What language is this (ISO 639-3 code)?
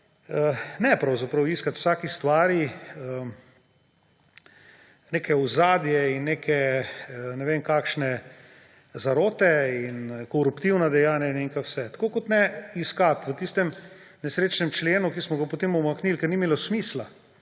slv